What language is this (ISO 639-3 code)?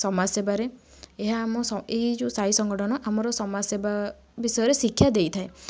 ori